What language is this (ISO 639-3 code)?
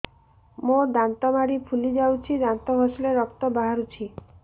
ori